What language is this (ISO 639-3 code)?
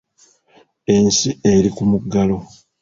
lug